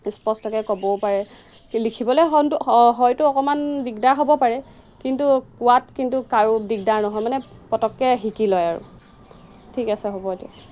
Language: Assamese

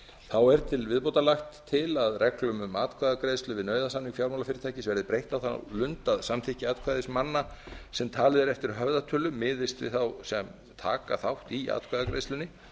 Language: Icelandic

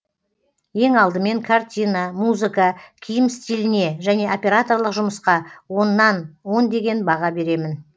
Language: Kazakh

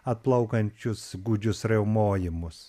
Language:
Lithuanian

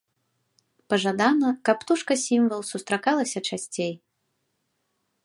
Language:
Belarusian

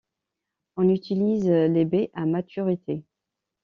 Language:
French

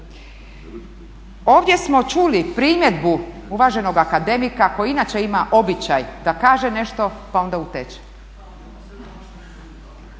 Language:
Croatian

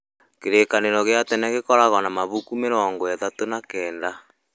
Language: Kikuyu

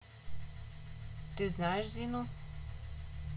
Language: Russian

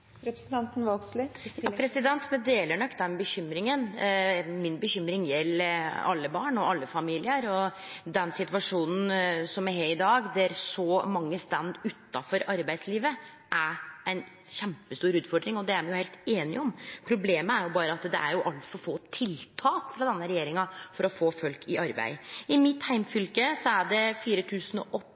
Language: Norwegian Nynorsk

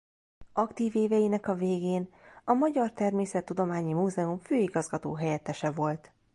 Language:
Hungarian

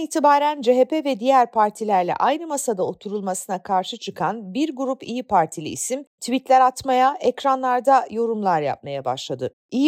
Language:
Turkish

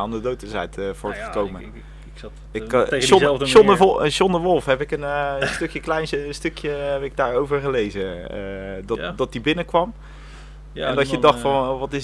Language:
Dutch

